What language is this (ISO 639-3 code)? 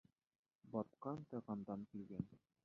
bak